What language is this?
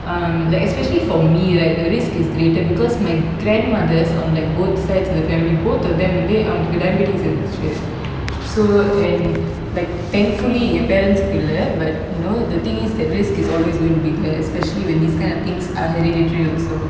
English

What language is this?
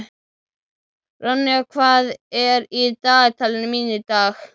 Icelandic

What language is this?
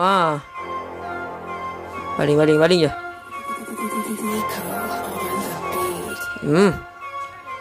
Malay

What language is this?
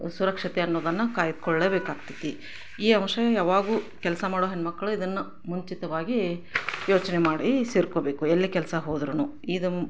Kannada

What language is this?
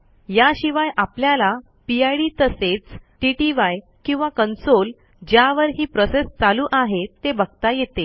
Marathi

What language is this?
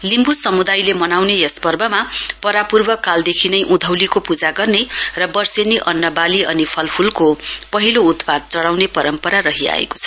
Nepali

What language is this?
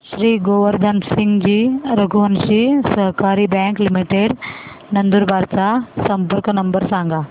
Marathi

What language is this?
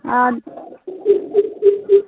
Maithili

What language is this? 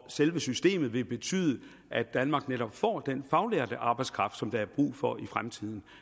Danish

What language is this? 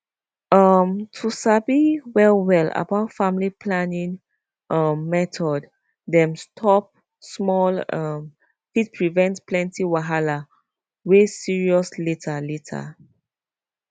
Nigerian Pidgin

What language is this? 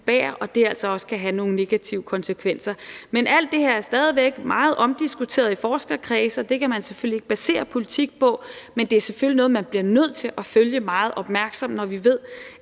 Danish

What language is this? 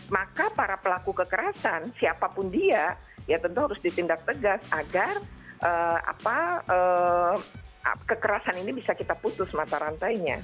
Indonesian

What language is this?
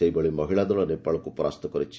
Odia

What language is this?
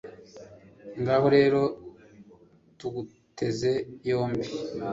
Kinyarwanda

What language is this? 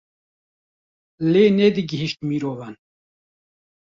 Kurdish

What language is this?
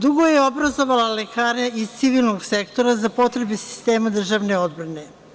Serbian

